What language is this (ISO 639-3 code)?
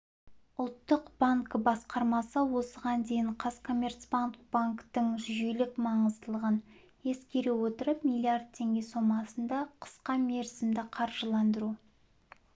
kaz